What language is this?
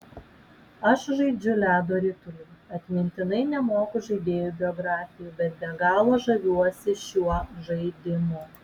Lithuanian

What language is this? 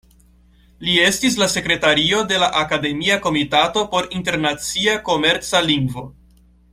Esperanto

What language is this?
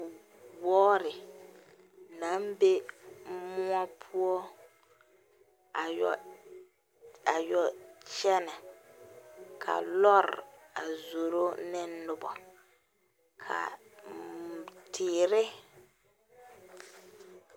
Southern Dagaare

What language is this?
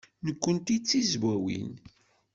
Kabyle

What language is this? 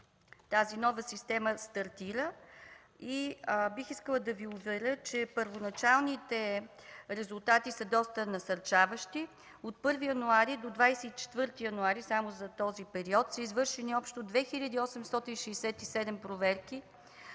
Bulgarian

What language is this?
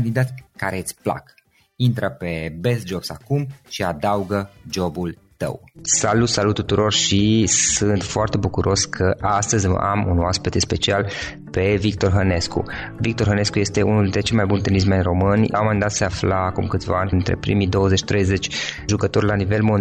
Romanian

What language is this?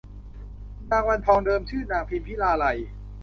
Thai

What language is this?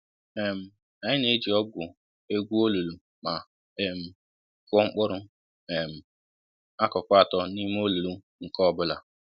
Igbo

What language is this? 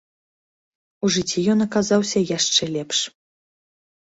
Belarusian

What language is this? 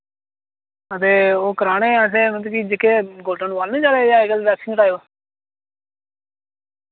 Dogri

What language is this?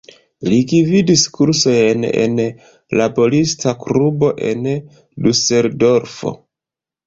Esperanto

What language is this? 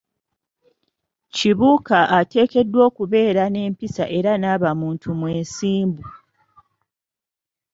Ganda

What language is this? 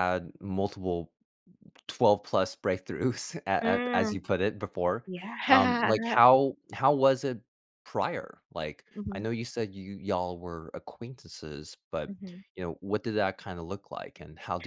English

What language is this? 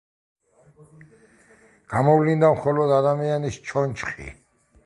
Georgian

